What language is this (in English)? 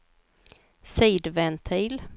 Swedish